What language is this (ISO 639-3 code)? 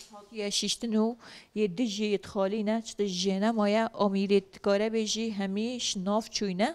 ara